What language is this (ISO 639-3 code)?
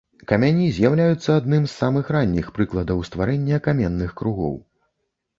bel